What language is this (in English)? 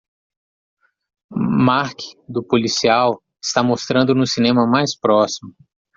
Portuguese